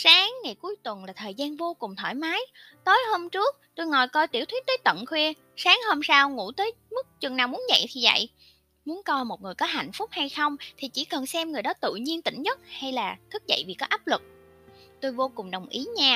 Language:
Vietnamese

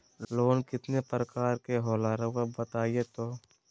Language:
Magahi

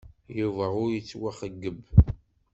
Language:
Kabyle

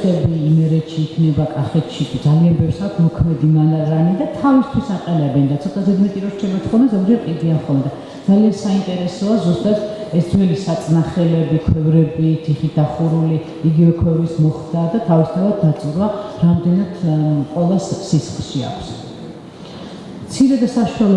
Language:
German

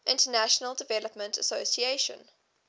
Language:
English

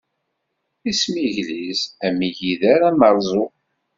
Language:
Kabyle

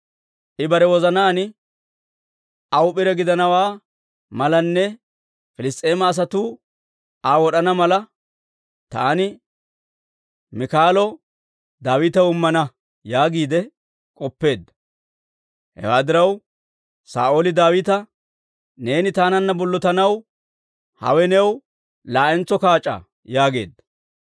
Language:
Dawro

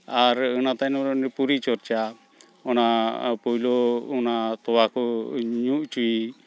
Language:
Santali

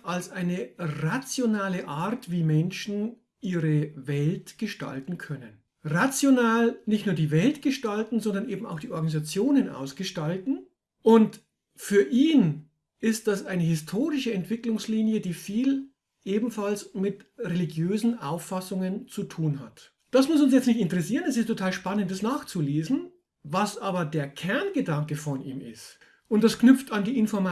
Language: German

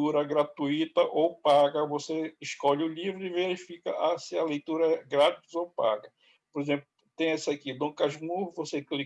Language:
Portuguese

